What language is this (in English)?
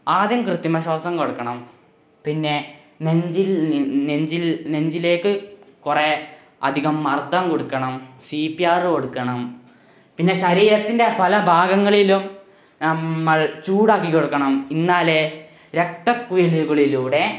Malayalam